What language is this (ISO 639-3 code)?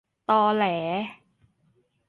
tha